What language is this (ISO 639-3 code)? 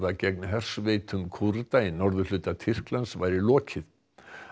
isl